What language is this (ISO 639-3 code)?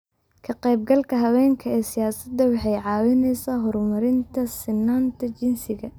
som